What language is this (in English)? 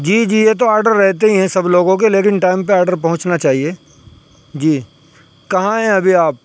Urdu